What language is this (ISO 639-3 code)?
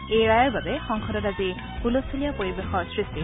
asm